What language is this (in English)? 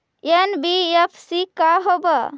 Magahi